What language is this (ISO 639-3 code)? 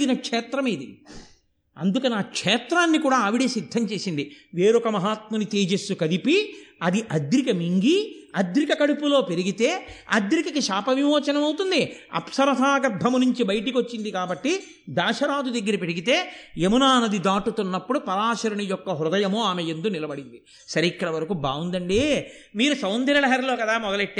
tel